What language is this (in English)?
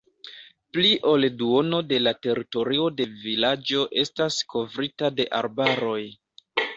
Esperanto